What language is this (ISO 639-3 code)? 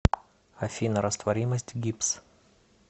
rus